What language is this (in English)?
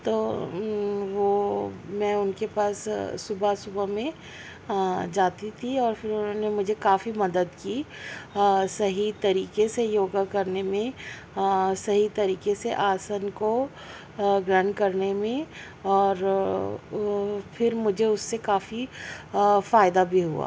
Urdu